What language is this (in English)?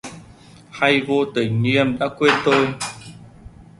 Vietnamese